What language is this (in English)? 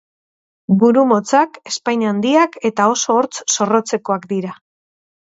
Basque